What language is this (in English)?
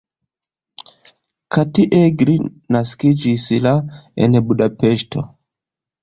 Esperanto